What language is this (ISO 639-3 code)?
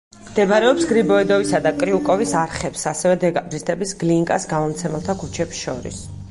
kat